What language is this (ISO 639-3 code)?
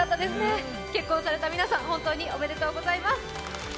jpn